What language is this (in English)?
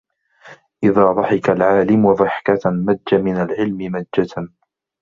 Arabic